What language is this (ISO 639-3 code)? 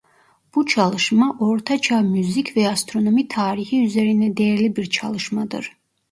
tur